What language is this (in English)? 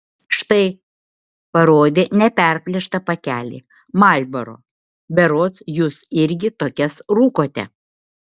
Lithuanian